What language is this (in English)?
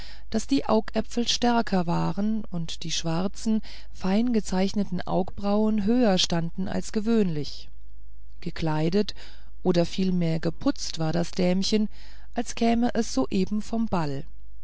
German